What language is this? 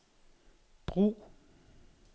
Danish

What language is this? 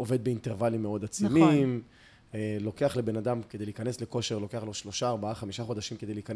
Hebrew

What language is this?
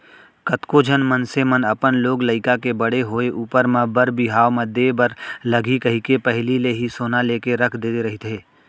Chhattisgarhi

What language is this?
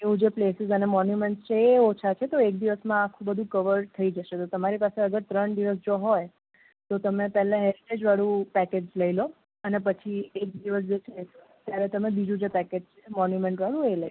Gujarati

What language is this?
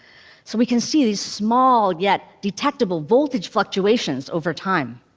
English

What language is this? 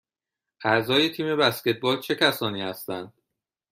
Persian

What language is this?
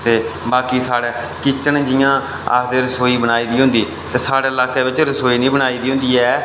Dogri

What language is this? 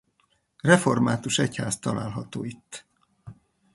Hungarian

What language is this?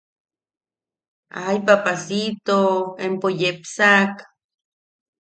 Yaqui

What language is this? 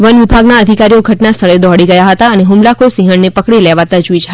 Gujarati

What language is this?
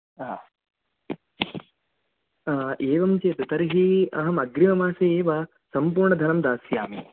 Sanskrit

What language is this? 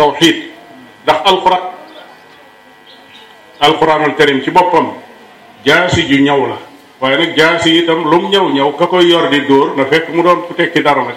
Malay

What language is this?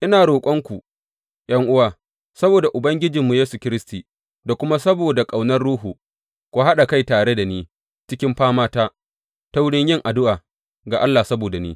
Hausa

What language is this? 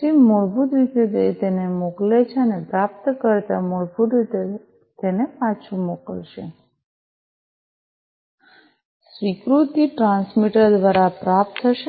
Gujarati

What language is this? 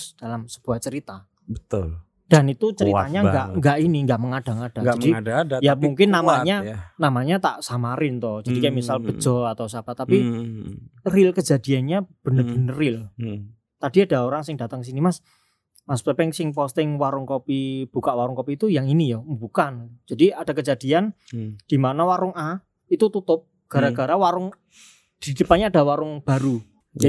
Indonesian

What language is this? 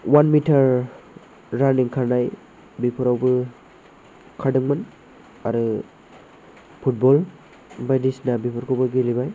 Bodo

